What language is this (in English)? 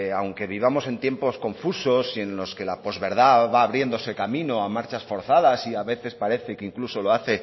Spanish